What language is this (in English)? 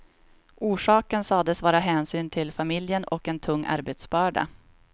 Swedish